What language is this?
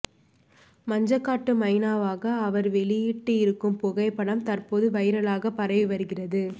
Tamil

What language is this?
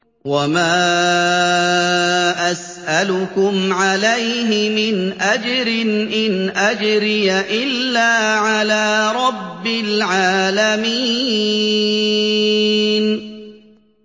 Arabic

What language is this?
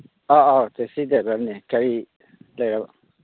Manipuri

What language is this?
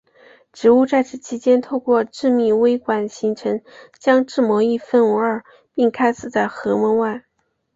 Chinese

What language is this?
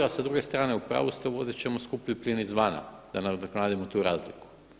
Croatian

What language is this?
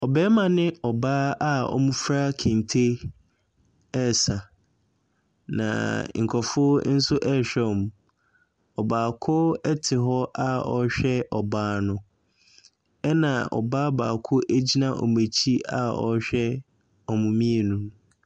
Akan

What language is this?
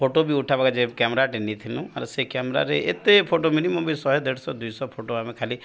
Odia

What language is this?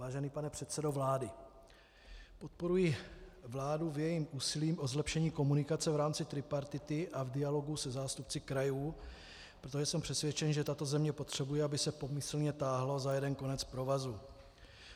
Czech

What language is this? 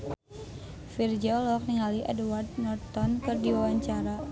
Sundanese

